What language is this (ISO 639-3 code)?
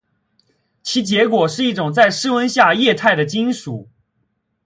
zho